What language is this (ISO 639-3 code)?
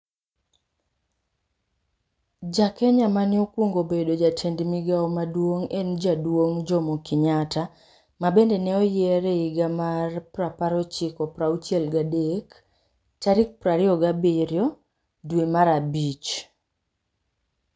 luo